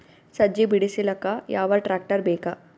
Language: Kannada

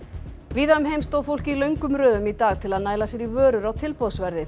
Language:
Icelandic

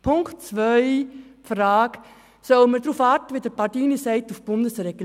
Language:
Swiss German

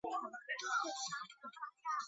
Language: Chinese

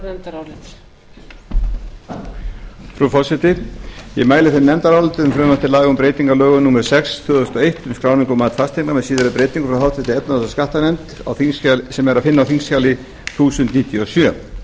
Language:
Icelandic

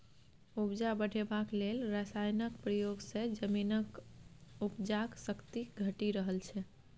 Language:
Maithili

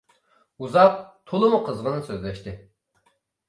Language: Uyghur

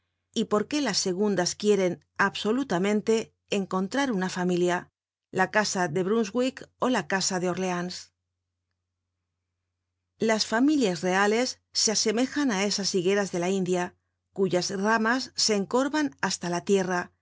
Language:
Spanish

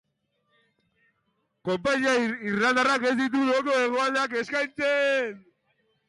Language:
Basque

